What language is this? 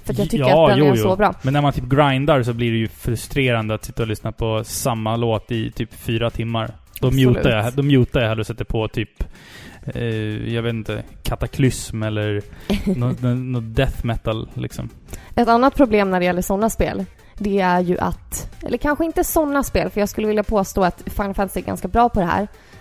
Swedish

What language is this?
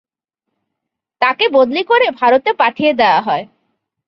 Bangla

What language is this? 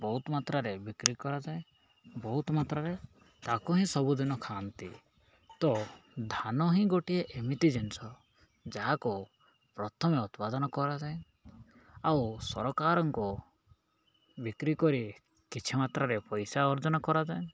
Odia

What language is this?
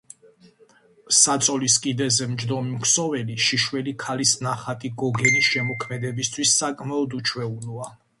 Georgian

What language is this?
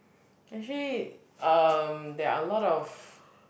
English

